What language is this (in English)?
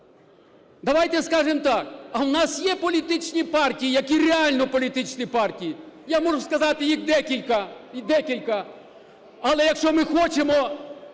Ukrainian